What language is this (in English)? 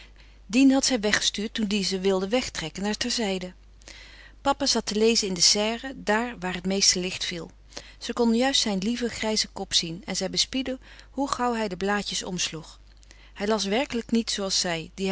Dutch